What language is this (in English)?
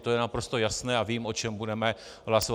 Czech